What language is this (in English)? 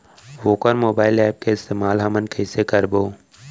Chhattisgarhi